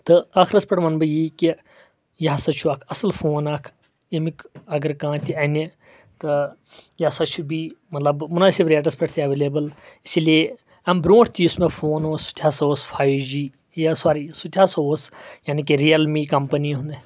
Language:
Kashmiri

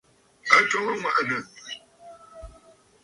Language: Bafut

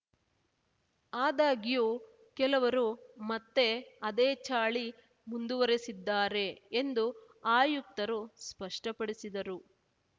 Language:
Kannada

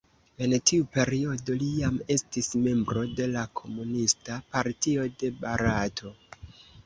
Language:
Esperanto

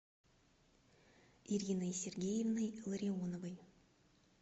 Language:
Russian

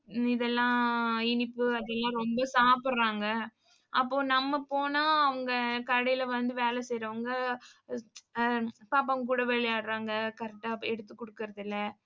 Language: Tamil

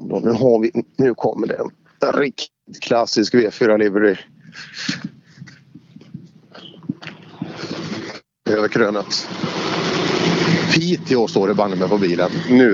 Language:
Swedish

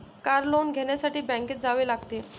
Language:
Marathi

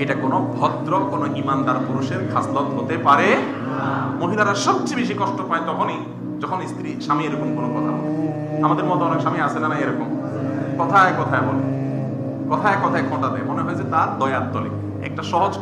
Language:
Arabic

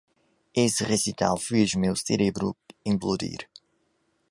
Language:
Portuguese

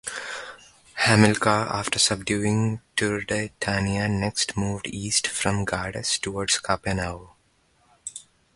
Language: English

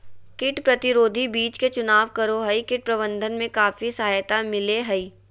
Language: Magahi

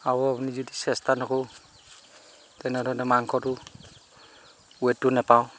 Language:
Assamese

